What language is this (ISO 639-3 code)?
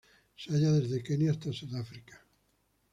spa